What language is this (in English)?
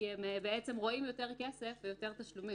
Hebrew